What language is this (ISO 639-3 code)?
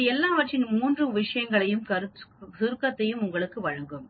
tam